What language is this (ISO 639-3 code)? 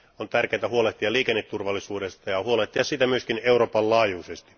fin